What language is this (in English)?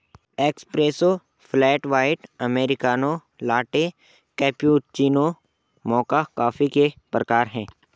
Hindi